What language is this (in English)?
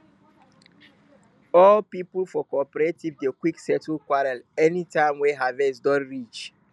Nigerian Pidgin